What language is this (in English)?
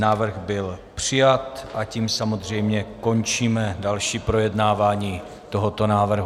Czech